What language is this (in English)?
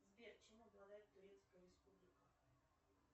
Russian